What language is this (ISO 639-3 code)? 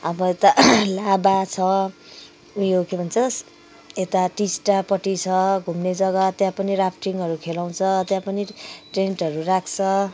nep